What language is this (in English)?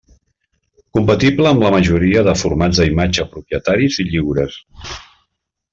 Catalan